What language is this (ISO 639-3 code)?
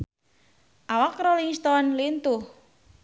sun